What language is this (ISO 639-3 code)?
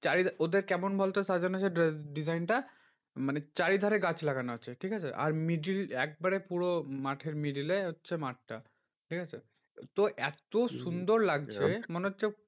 ben